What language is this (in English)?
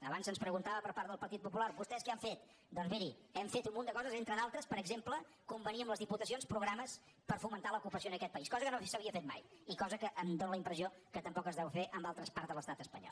Catalan